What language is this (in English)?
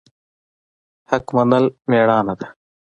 Pashto